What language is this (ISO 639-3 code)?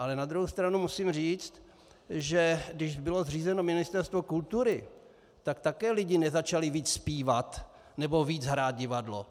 ces